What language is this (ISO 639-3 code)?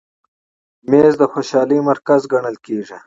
pus